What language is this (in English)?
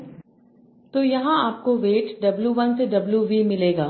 Hindi